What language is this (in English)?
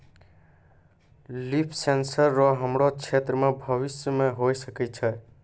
Maithili